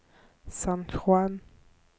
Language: Norwegian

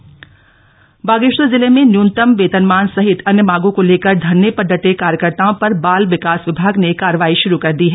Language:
Hindi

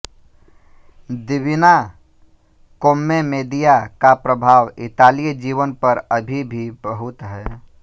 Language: Hindi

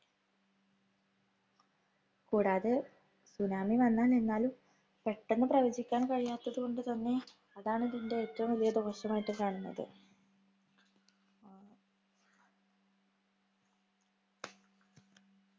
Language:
Malayalam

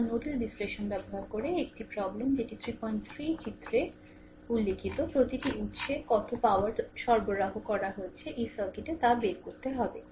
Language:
Bangla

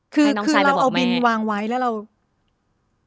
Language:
Thai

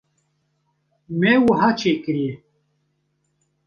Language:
Kurdish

